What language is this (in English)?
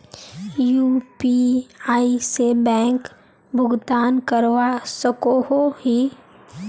Magahi